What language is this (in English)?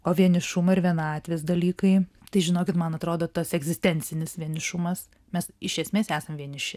Lithuanian